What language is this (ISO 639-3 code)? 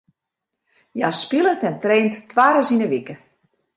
fry